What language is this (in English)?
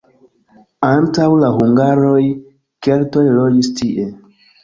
Esperanto